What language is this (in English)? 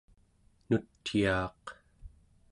Central Yupik